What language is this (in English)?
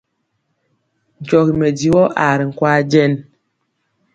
Mpiemo